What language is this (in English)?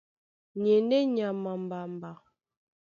Duala